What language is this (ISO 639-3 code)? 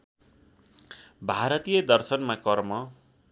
nep